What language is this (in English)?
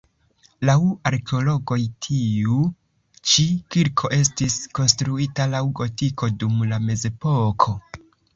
Esperanto